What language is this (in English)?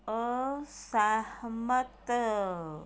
Punjabi